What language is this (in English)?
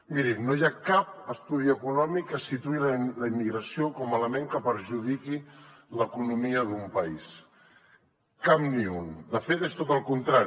Catalan